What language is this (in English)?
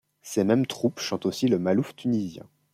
French